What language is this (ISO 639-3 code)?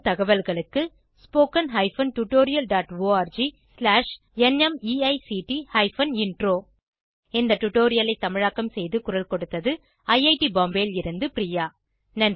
tam